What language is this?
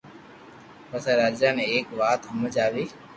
Loarki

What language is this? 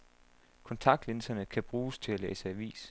Danish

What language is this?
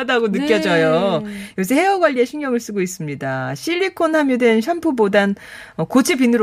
Korean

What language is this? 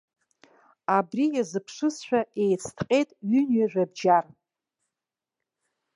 Abkhazian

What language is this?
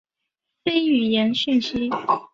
Chinese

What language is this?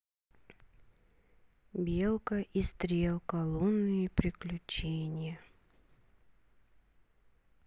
Russian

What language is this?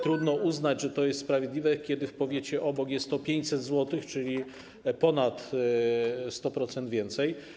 Polish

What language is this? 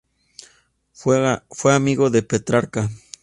Spanish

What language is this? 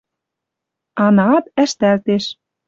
Western Mari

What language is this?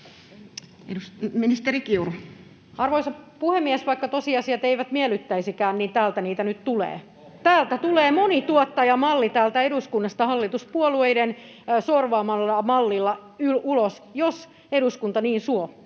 Finnish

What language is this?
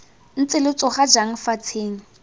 Tswana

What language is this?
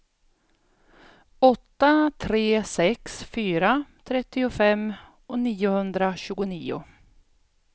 Swedish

